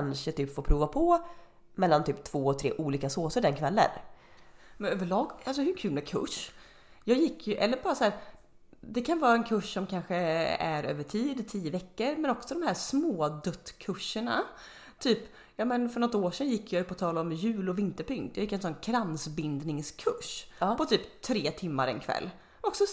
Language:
Swedish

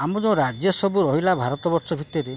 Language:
Odia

